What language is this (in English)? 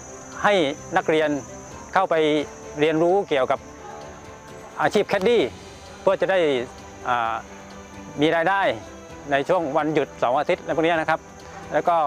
Thai